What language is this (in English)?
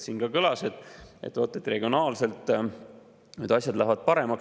Estonian